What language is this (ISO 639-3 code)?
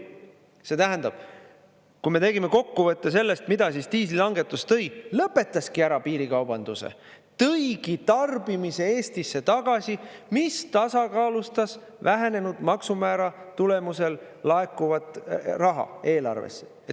est